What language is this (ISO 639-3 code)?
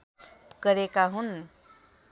nep